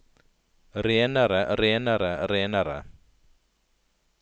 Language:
Norwegian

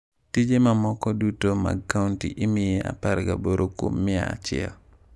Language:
Luo (Kenya and Tanzania)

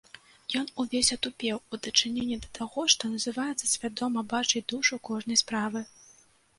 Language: Belarusian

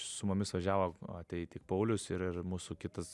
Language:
Lithuanian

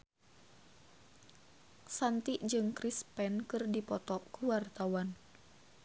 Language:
Sundanese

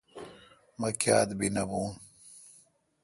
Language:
Kalkoti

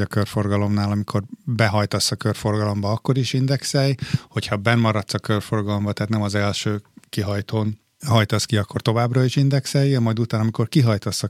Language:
Hungarian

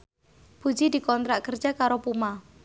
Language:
Javanese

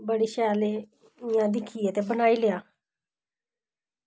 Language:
Dogri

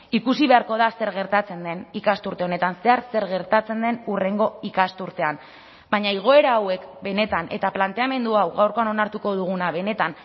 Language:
Basque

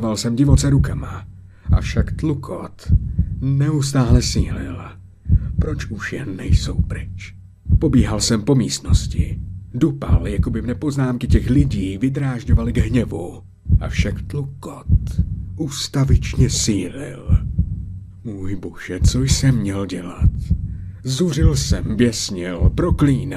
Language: Czech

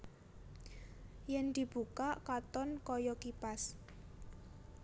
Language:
Javanese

